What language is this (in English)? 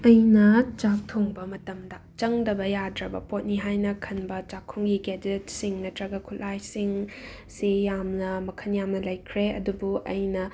Manipuri